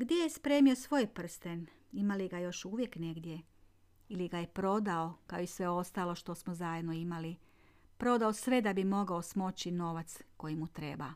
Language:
Croatian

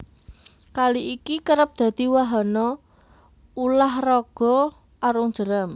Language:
Javanese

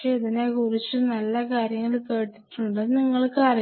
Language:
Malayalam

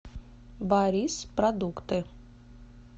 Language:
Russian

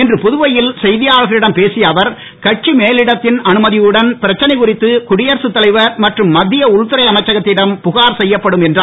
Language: Tamil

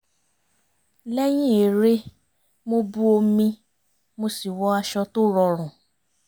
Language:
Yoruba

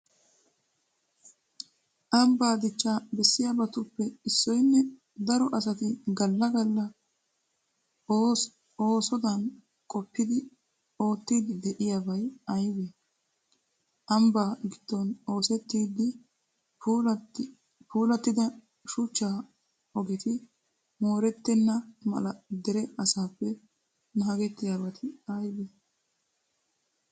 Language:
Wolaytta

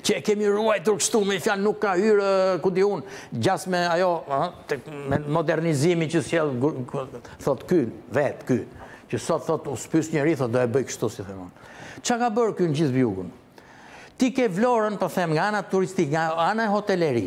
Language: Romanian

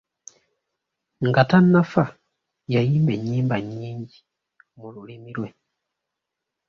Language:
Ganda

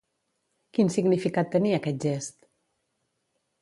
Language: Catalan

